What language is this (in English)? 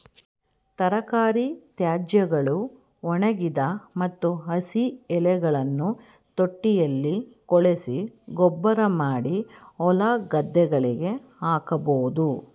Kannada